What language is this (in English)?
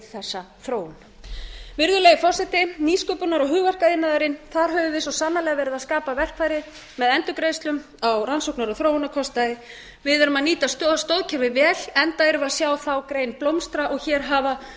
Icelandic